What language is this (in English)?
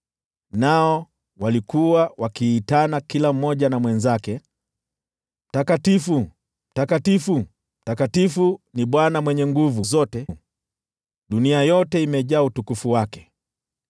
Swahili